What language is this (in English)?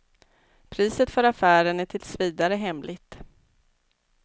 Swedish